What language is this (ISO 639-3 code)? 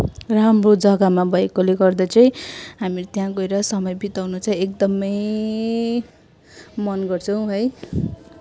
nep